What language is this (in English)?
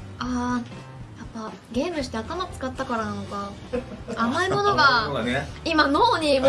Japanese